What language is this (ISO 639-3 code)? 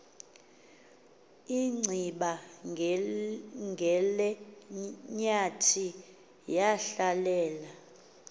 xho